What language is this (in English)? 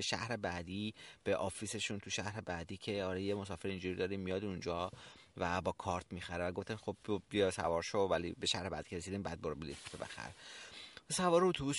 Persian